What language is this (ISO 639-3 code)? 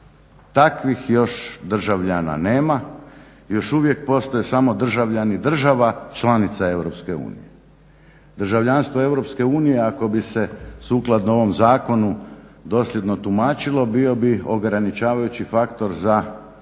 hrv